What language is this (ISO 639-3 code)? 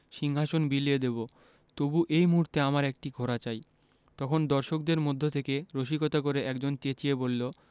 ben